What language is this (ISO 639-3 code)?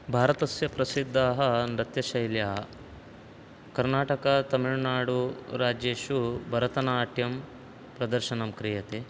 san